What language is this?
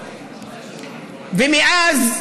Hebrew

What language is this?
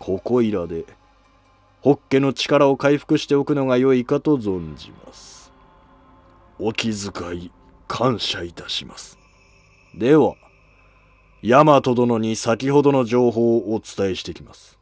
Japanese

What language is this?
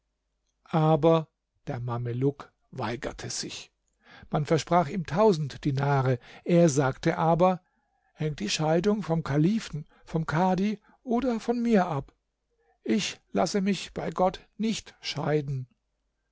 German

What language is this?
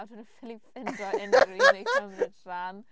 Welsh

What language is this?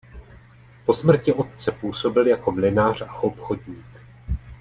Czech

